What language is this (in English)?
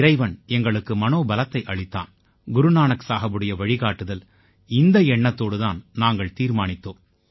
Tamil